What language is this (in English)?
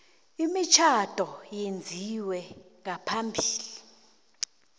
South Ndebele